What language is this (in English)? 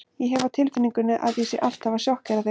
Icelandic